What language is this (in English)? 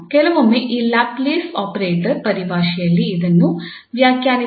Kannada